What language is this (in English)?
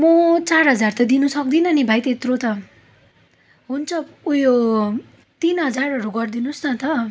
Nepali